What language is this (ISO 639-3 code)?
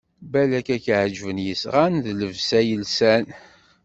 kab